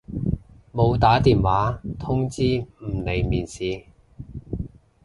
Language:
Cantonese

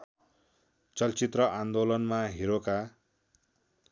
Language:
Nepali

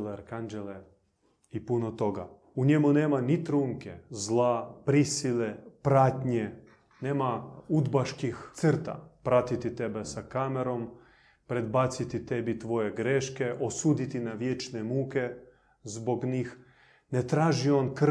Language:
Croatian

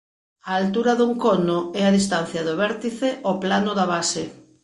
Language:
Galician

